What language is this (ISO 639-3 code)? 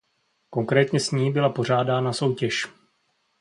ces